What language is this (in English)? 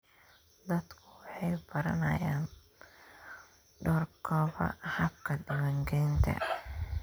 Somali